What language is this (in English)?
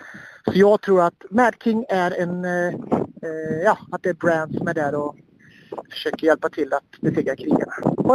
Swedish